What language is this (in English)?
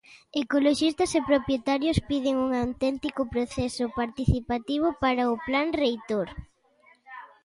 Galician